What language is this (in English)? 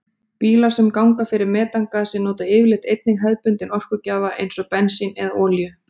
Icelandic